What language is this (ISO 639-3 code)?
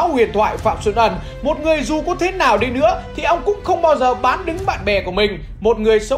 vie